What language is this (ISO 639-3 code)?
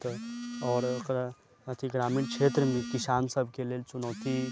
mai